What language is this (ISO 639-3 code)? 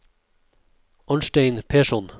nor